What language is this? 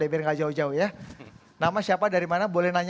Indonesian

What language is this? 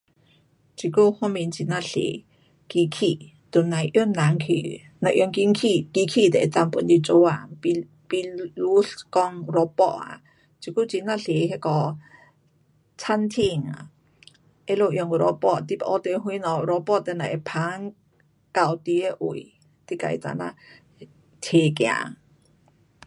Pu-Xian Chinese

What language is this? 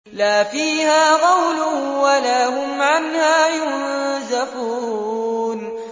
Arabic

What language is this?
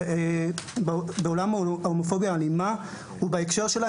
Hebrew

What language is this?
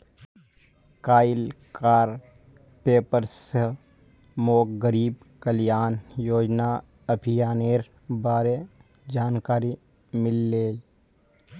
Magahi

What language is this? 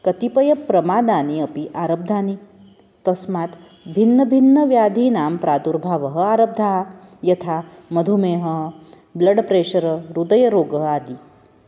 Sanskrit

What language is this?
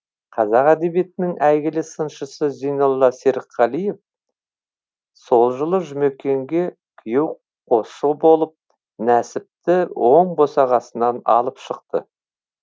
Kazakh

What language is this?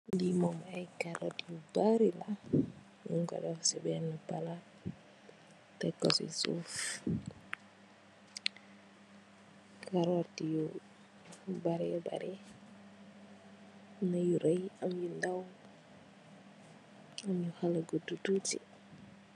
Wolof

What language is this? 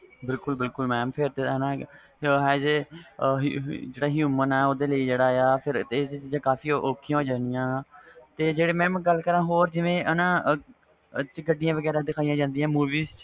Punjabi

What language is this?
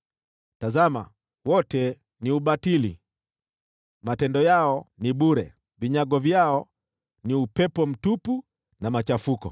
Swahili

